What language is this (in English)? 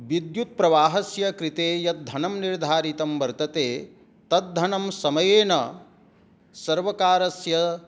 Sanskrit